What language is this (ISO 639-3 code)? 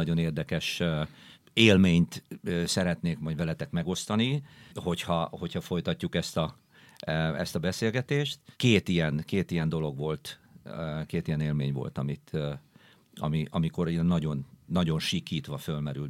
hun